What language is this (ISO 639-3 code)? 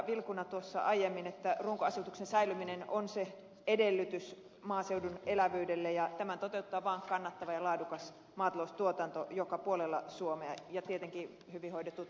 fin